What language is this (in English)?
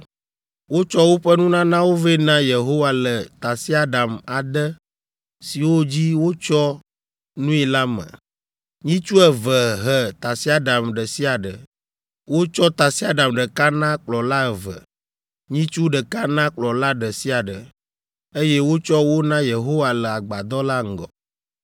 Ewe